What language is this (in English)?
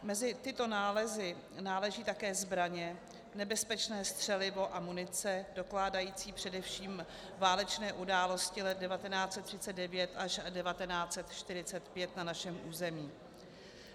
Czech